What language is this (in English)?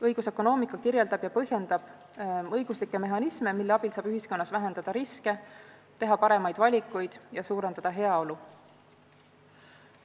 Estonian